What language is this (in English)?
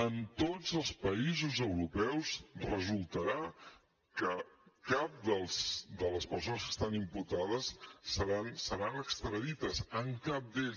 Catalan